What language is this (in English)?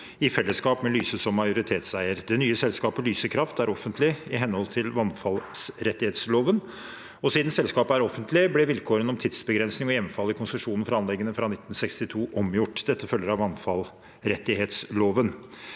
Norwegian